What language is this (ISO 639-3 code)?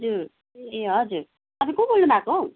nep